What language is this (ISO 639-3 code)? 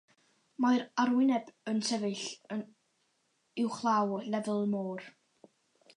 cym